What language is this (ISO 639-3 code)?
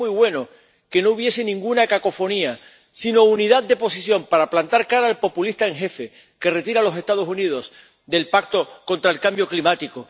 spa